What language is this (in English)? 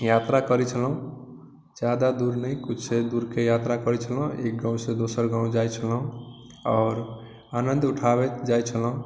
Maithili